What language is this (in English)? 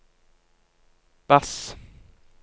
Norwegian